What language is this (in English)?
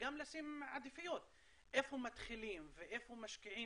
Hebrew